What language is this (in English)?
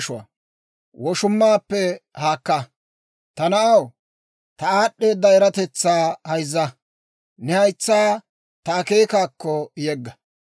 Dawro